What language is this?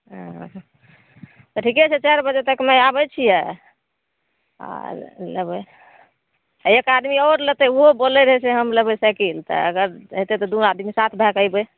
Maithili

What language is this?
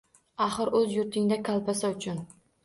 Uzbek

